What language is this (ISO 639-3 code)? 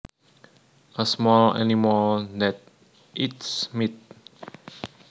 jav